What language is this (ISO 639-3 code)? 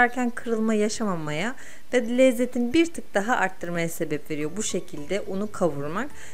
tur